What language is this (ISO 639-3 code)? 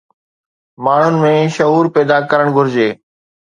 snd